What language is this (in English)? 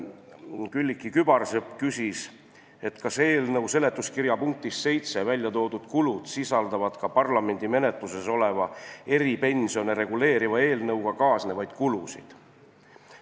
Estonian